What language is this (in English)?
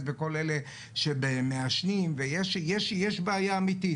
Hebrew